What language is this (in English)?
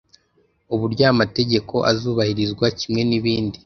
Kinyarwanda